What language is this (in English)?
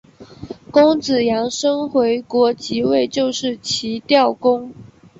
Chinese